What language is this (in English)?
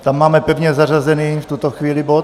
Czech